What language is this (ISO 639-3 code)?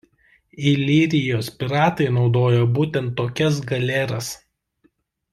lit